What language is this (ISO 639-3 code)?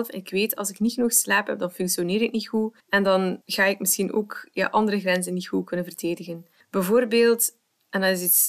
nld